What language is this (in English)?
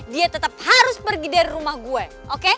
Indonesian